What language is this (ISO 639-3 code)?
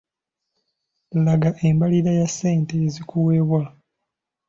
lug